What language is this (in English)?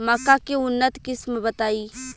Bhojpuri